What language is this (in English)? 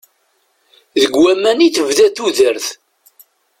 Kabyle